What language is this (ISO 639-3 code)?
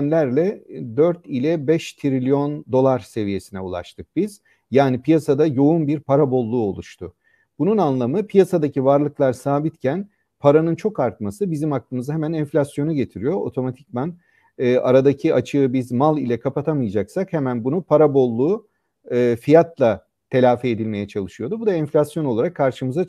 tur